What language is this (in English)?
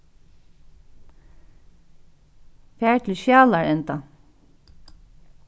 Faroese